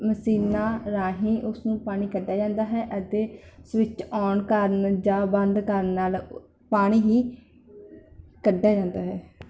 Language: Punjabi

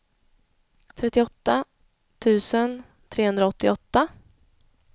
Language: Swedish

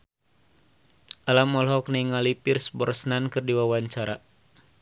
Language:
Sundanese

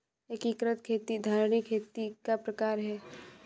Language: Hindi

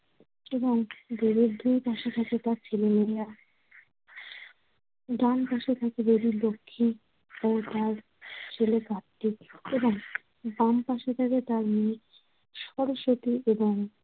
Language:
Bangla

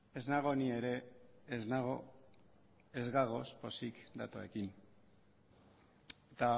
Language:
Basque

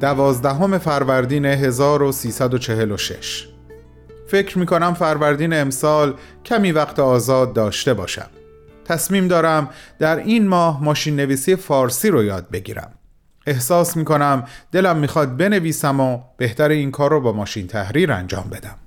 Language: Persian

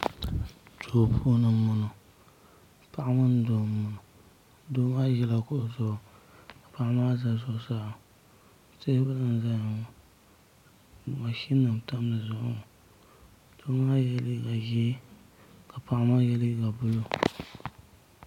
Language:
Dagbani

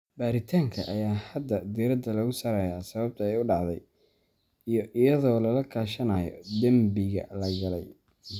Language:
Somali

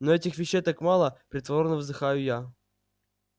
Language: Russian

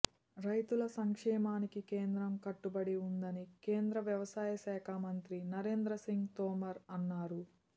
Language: Telugu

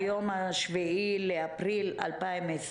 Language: Hebrew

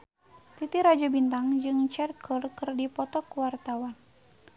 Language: Sundanese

